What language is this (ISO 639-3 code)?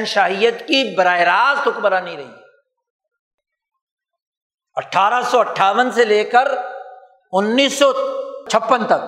urd